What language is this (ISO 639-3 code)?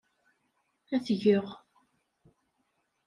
kab